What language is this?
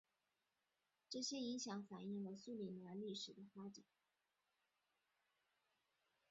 Chinese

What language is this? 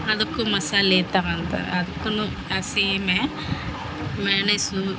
Kannada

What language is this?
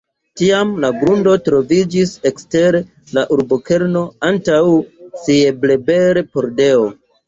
Esperanto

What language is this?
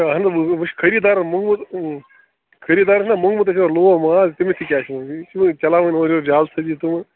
Kashmiri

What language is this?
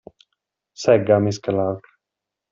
Italian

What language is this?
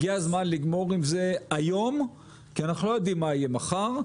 Hebrew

